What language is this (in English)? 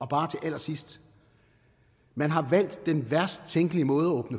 Danish